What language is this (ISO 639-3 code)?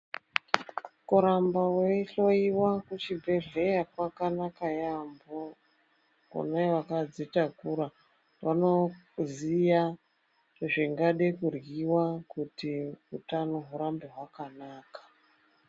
ndc